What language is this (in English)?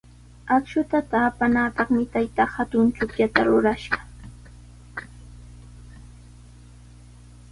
Sihuas Ancash Quechua